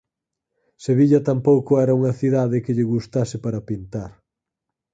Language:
Galician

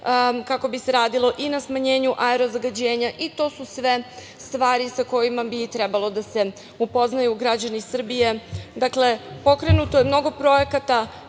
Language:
Serbian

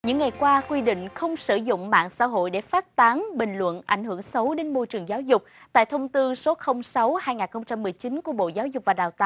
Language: Vietnamese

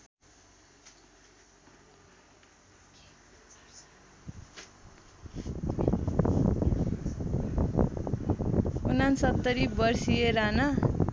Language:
Nepali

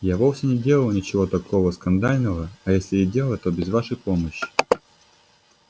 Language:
Russian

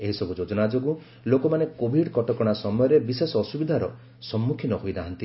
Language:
Odia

